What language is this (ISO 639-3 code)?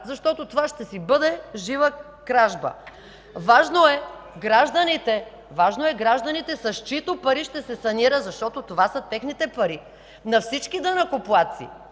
bul